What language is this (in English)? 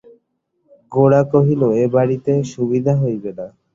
Bangla